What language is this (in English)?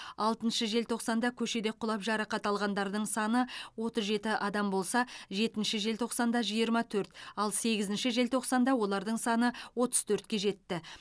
Kazakh